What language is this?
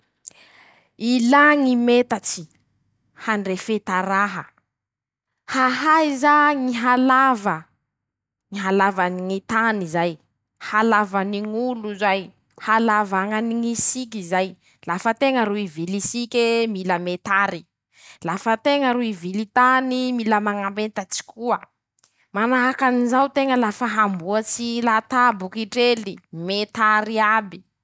Masikoro Malagasy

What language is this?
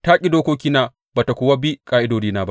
Hausa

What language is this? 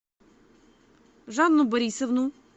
Russian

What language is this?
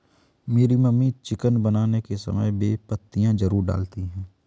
Hindi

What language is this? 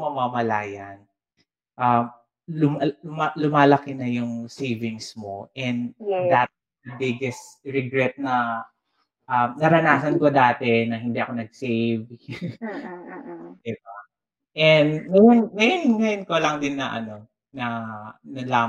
Filipino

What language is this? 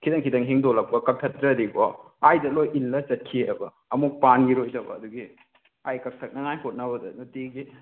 Manipuri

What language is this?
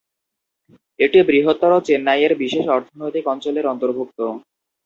Bangla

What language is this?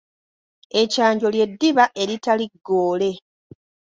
Ganda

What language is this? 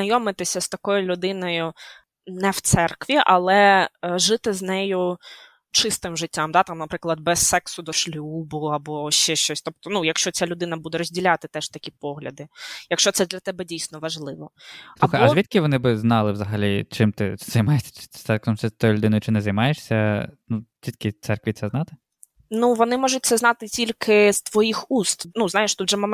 Ukrainian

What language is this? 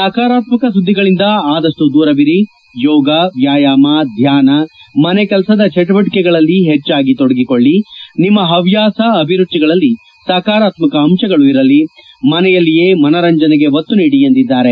Kannada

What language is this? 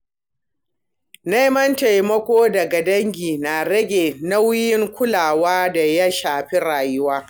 Hausa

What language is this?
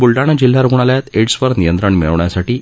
Marathi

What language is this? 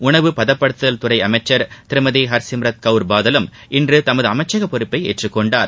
Tamil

